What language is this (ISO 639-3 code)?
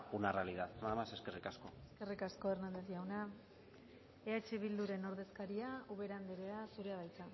eus